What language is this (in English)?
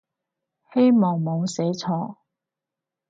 Cantonese